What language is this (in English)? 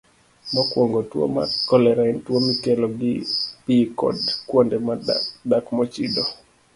Luo (Kenya and Tanzania)